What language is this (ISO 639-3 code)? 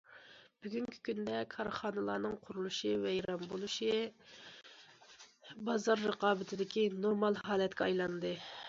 uig